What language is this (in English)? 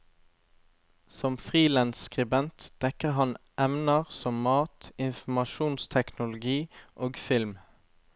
Norwegian